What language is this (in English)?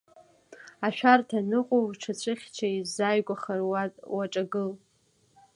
Abkhazian